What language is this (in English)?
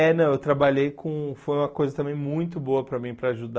Portuguese